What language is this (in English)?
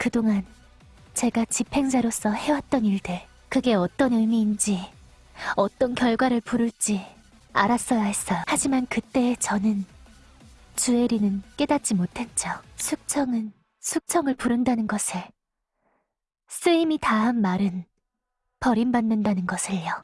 Korean